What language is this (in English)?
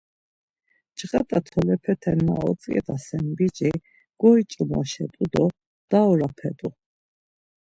Laz